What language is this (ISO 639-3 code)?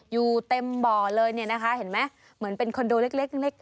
tha